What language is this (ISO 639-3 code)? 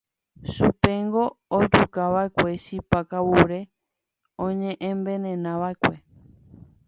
grn